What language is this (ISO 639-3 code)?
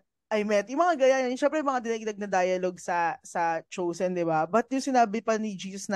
fil